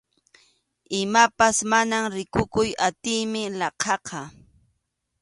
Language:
Arequipa-La Unión Quechua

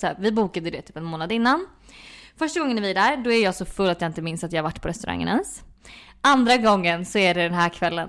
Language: Swedish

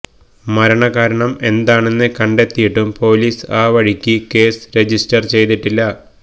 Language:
Malayalam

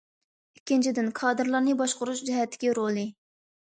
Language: Uyghur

